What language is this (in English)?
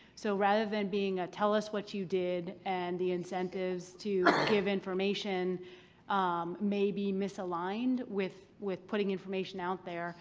English